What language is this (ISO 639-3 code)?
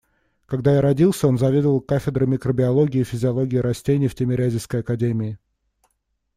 rus